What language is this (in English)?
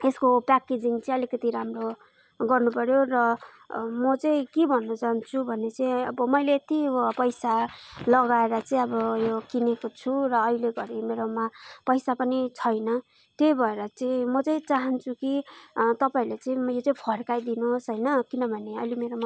Nepali